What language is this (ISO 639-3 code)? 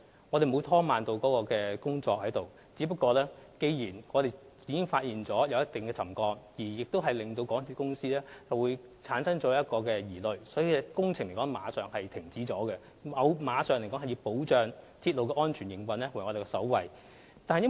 yue